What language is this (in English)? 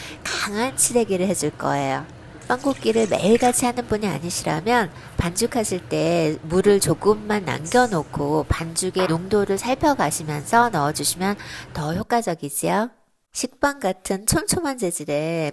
Korean